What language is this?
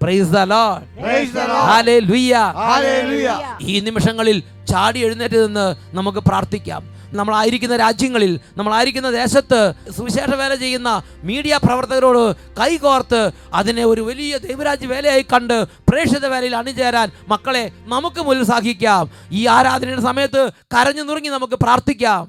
Malayalam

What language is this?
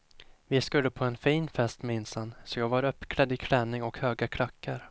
Swedish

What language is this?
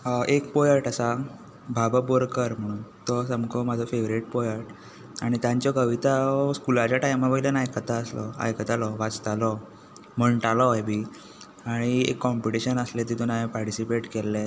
Konkani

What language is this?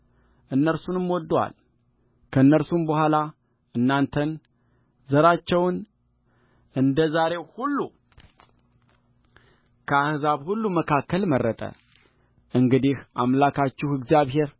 Amharic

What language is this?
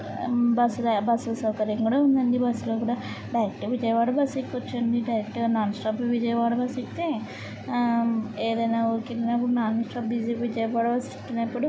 Telugu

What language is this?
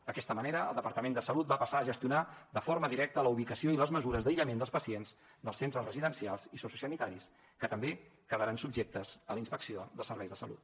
Catalan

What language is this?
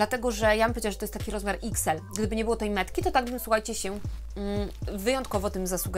Polish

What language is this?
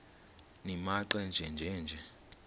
Xhosa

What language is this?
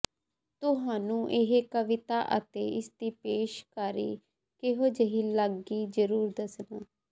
Punjabi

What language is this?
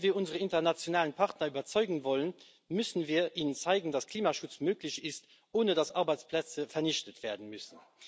German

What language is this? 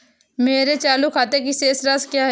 Hindi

